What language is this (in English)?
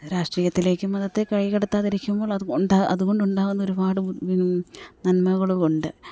Malayalam